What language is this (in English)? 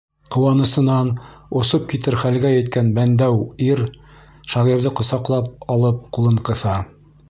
Bashkir